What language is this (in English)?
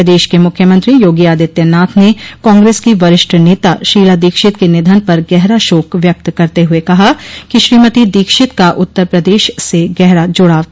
Hindi